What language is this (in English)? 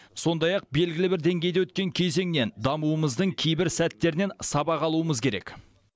Kazakh